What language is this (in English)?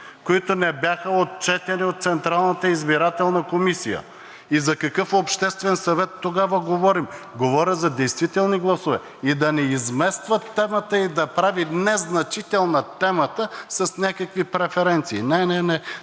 Bulgarian